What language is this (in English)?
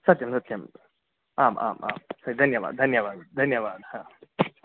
Sanskrit